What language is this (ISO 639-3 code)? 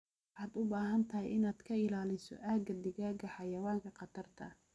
som